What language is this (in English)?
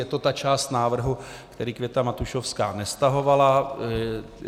Czech